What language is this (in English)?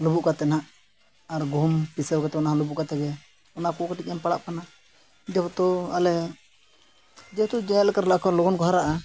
Santali